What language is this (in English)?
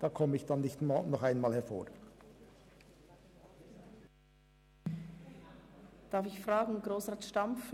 Swiss German